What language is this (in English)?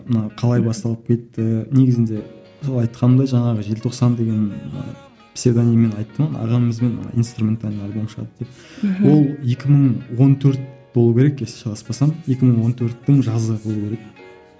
Kazakh